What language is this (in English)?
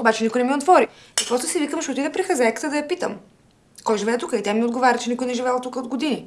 Bulgarian